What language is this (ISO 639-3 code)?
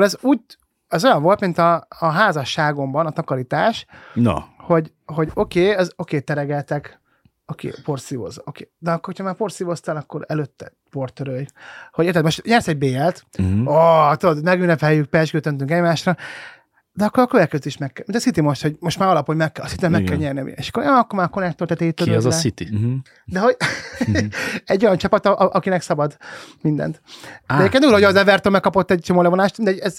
hun